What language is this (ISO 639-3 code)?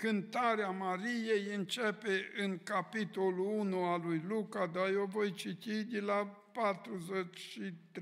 ron